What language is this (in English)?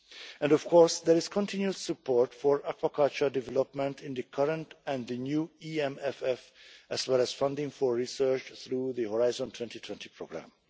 English